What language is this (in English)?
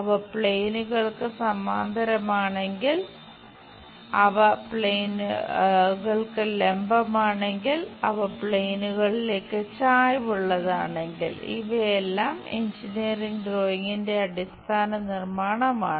Malayalam